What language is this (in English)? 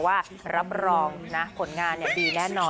Thai